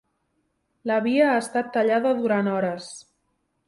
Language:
Catalan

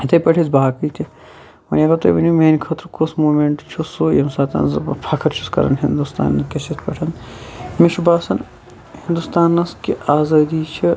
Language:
Kashmiri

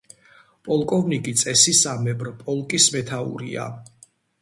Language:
Georgian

